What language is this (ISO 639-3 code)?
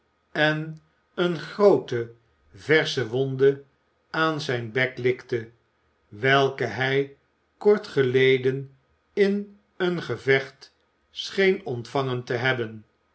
nld